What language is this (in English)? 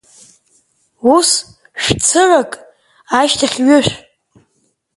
Abkhazian